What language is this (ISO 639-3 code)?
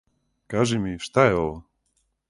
srp